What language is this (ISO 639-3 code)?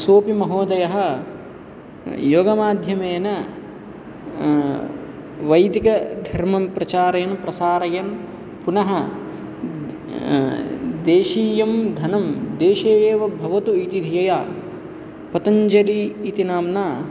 san